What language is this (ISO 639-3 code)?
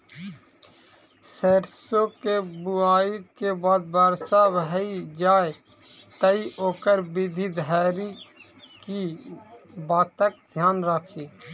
mai